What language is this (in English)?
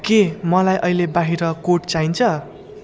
Nepali